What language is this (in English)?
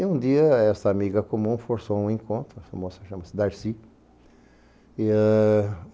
Portuguese